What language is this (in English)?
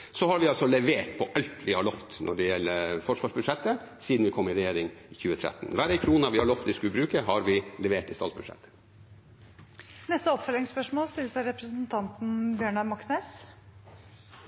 Norwegian